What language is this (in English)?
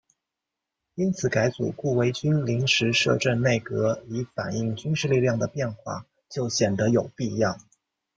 Chinese